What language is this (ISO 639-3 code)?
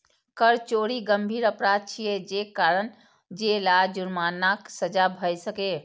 mai